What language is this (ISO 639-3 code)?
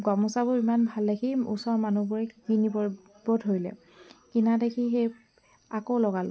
asm